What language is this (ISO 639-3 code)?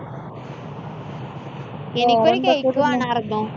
mal